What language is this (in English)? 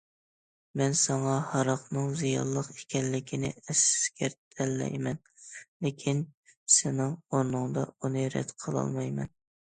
Uyghur